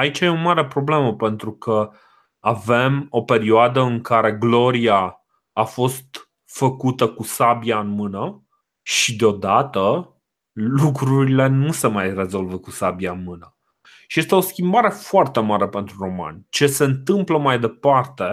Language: Romanian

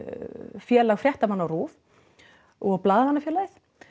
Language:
Icelandic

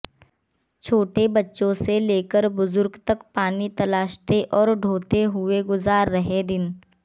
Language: Hindi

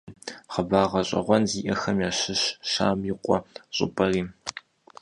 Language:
Kabardian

